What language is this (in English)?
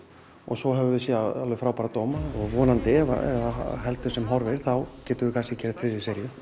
Icelandic